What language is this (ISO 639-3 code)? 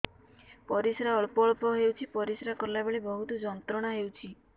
ori